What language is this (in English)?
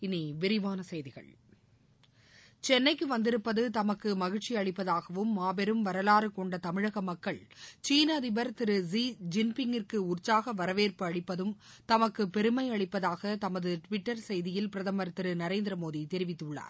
Tamil